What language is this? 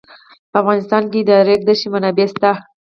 Pashto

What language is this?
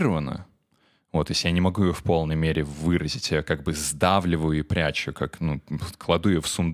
Russian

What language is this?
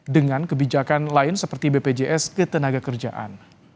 Indonesian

